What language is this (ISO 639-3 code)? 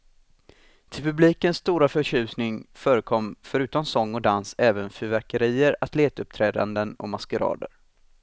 swe